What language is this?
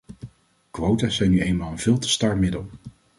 Dutch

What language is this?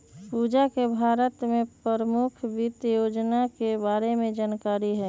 Magahi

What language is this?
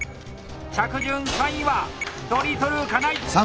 Japanese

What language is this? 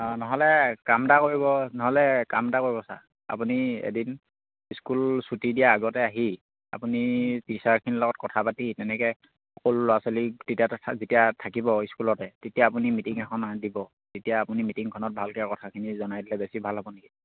Assamese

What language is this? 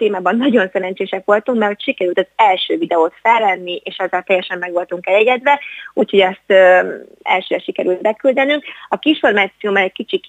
Hungarian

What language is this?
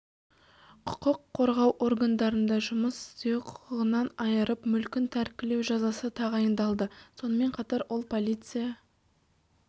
Kazakh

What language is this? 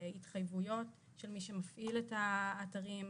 Hebrew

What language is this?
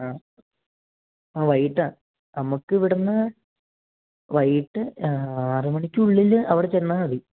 Malayalam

